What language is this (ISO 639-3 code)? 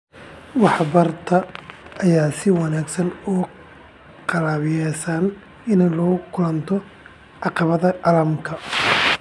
som